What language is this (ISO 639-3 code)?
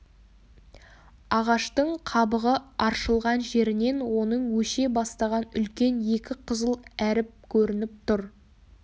kaz